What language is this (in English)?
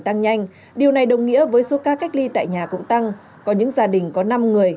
Vietnamese